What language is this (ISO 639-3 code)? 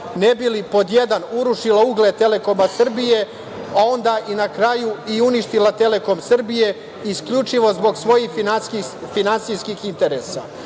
srp